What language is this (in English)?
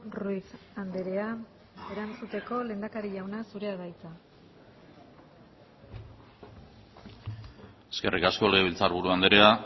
Basque